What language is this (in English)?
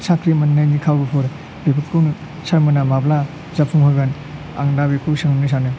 Bodo